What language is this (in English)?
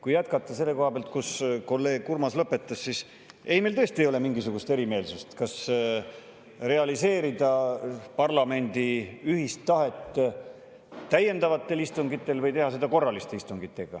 Estonian